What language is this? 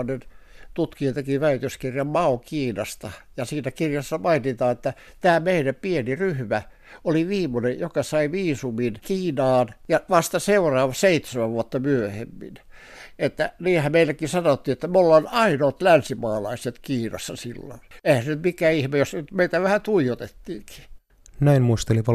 Finnish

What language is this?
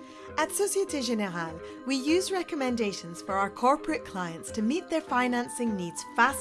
English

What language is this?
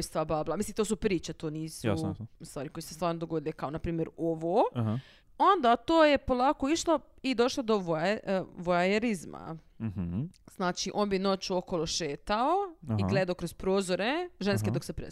Croatian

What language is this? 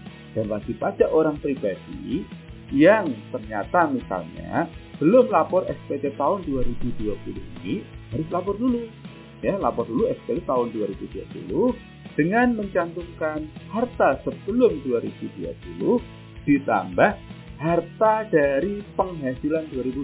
Indonesian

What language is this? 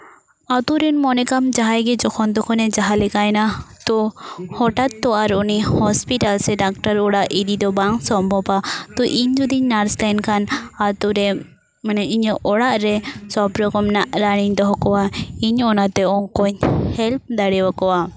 Santali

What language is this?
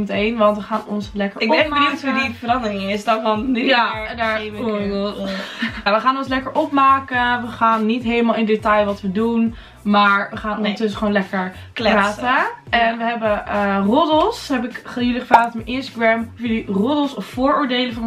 Dutch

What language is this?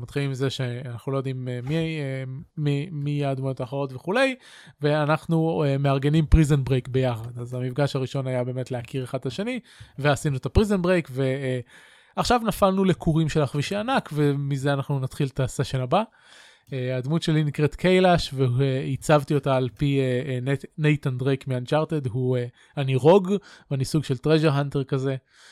Hebrew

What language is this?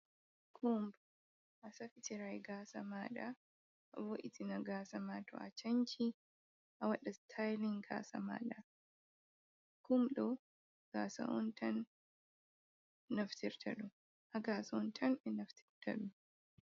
Fula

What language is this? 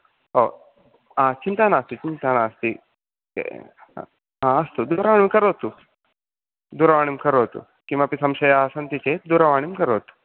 Sanskrit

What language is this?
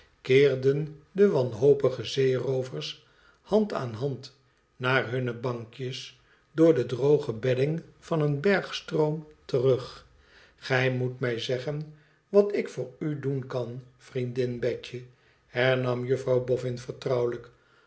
Dutch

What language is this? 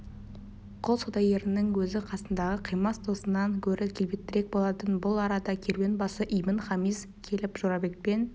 Kazakh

